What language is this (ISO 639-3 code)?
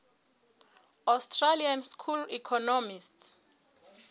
sot